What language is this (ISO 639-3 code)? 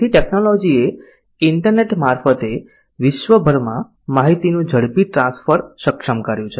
guj